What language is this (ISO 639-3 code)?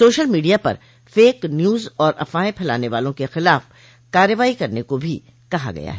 hin